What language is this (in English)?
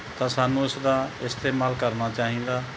Punjabi